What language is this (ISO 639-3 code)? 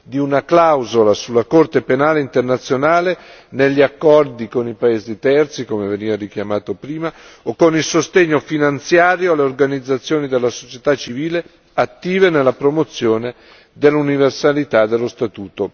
ita